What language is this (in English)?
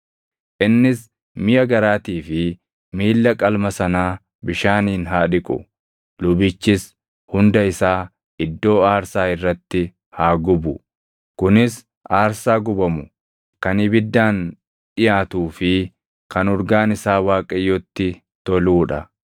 Oromo